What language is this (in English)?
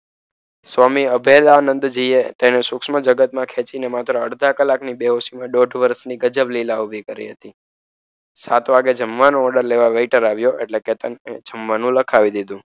Gujarati